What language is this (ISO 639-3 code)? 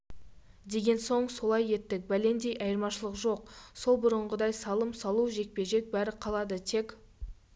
kaz